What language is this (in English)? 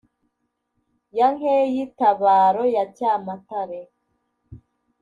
Kinyarwanda